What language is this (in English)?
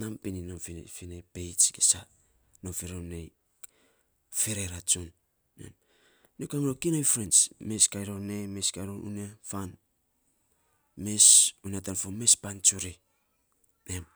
Saposa